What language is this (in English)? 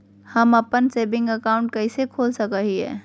Magahi